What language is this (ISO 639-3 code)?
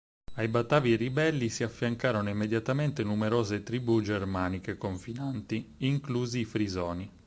ita